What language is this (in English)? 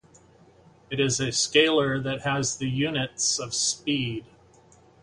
English